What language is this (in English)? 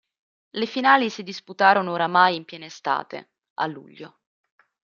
Italian